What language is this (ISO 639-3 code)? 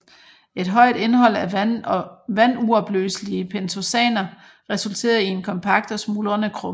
dan